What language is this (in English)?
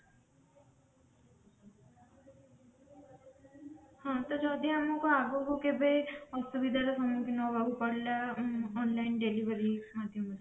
Odia